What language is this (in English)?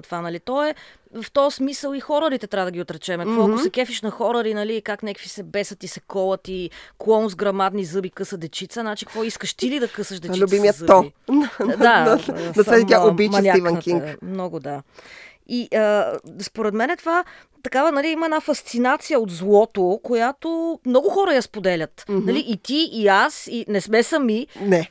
Bulgarian